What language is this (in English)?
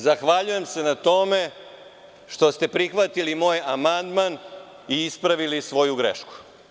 Serbian